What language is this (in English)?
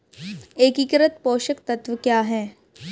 Hindi